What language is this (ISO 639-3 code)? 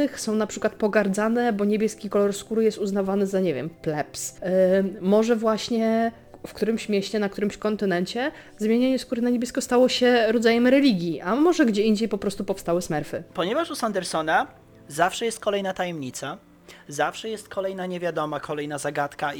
pol